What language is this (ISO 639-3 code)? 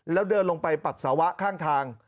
tha